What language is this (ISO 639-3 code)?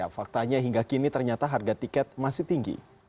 ind